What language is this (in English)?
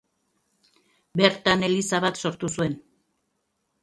Basque